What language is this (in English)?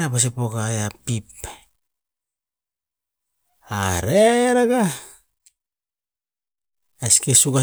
Tinputz